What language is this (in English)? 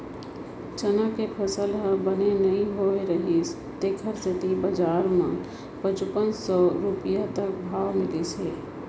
Chhattisgarhi